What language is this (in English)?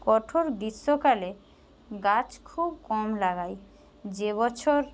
Bangla